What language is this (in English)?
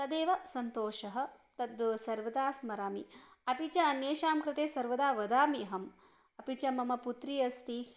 Sanskrit